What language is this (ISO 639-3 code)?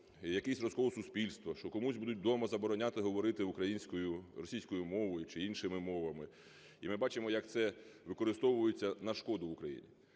ukr